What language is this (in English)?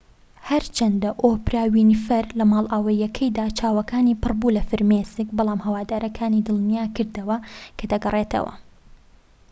Central Kurdish